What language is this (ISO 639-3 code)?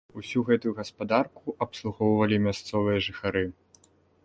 bel